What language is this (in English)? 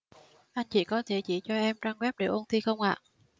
Vietnamese